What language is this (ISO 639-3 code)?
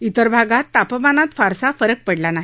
mar